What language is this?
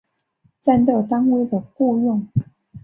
Chinese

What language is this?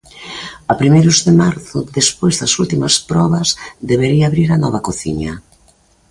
Galician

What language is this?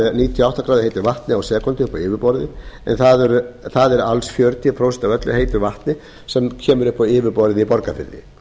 Icelandic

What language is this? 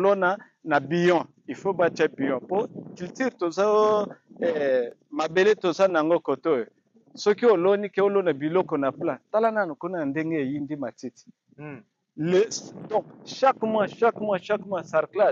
French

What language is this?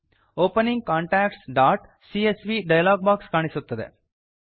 Kannada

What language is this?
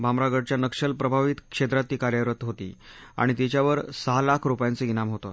Marathi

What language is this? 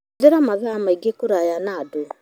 Kikuyu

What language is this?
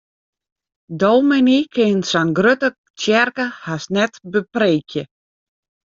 Western Frisian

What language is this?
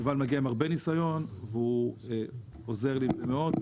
Hebrew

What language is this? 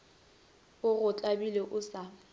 Northern Sotho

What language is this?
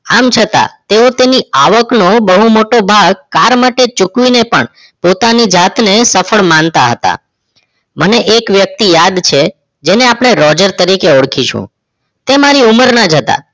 Gujarati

